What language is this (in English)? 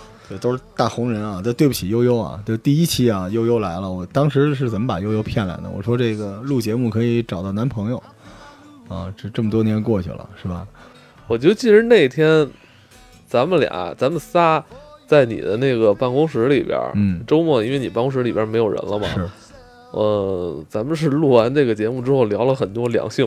Chinese